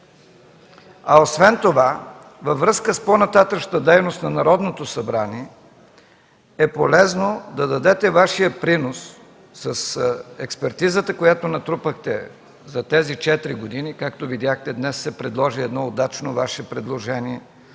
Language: Bulgarian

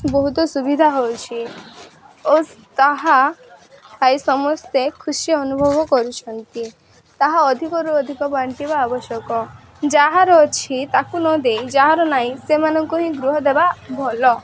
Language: Odia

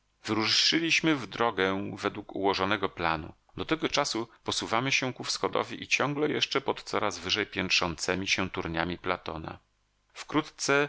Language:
Polish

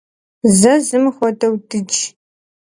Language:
Kabardian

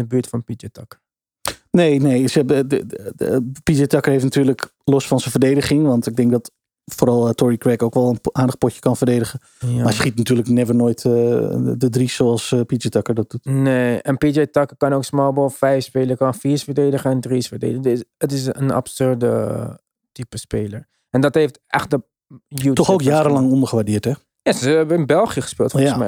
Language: Dutch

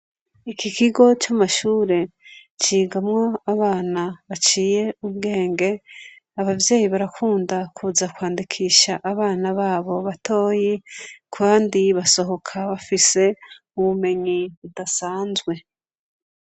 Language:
Rundi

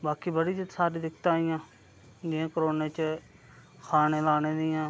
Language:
Dogri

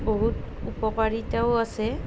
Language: Assamese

